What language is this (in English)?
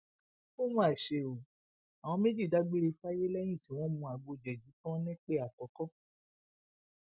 Yoruba